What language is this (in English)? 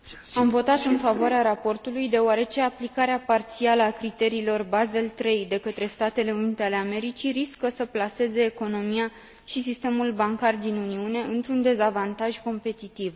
Romanian